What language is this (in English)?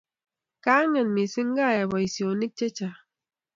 Kalenjin